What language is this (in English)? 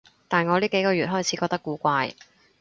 Cantonese